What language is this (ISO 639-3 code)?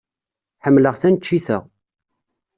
kab